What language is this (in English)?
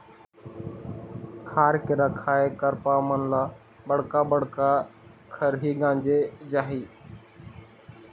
Chhattisgarhi